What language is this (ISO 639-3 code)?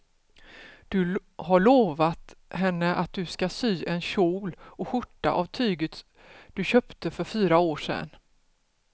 swe